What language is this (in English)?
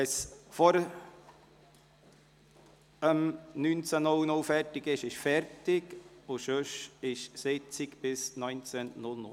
Swiss German